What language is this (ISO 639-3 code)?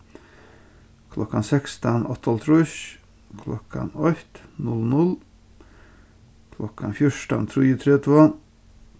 fao